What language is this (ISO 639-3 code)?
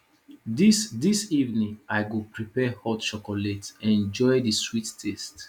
pcm